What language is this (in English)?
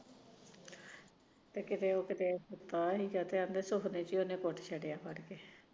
Punjabi